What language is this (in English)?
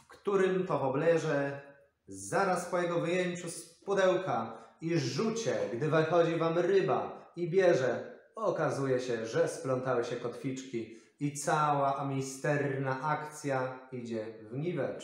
Polish